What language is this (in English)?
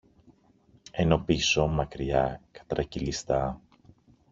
Greek